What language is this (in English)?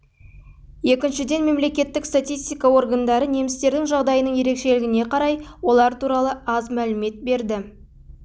Kazakh